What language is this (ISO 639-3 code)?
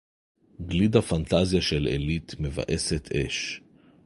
heb